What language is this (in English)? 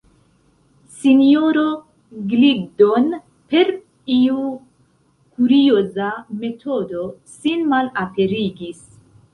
Esperanto